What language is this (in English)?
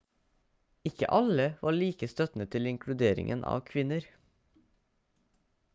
Norwegian Bokmål